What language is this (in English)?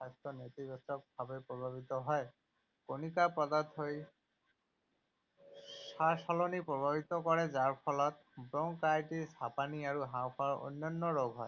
Assamese